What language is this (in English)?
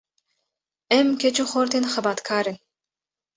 Kurdish